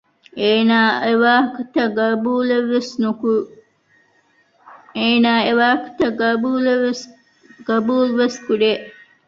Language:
Divehi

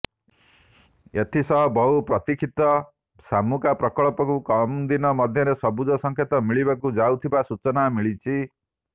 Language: Odia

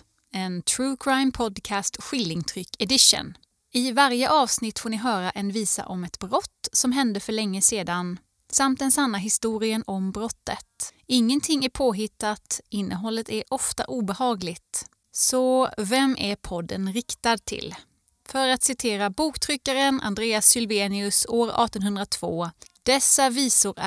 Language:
Swedish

